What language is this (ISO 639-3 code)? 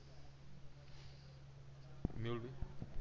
guj